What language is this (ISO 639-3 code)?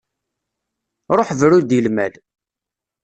kab